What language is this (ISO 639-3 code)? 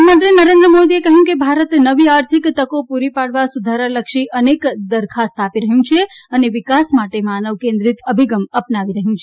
guj